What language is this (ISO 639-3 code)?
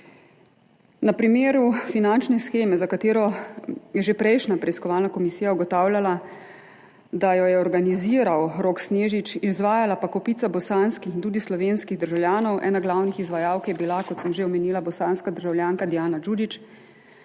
slv